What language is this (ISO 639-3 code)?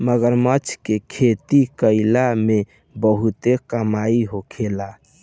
bho